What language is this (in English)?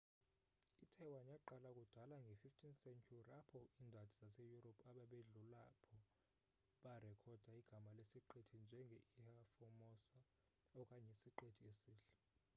Xhosa